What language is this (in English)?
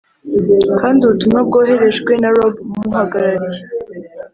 Kinyarwanda